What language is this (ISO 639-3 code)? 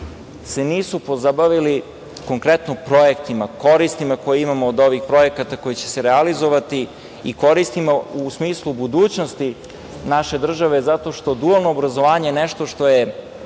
srp